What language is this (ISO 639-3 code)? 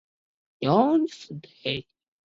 zho